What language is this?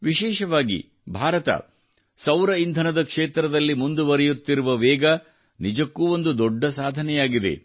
Kannada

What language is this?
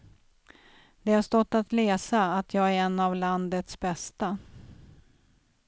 Swedish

